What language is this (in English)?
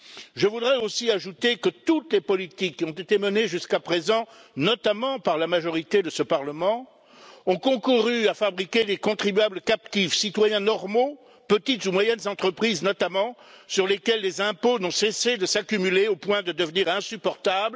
French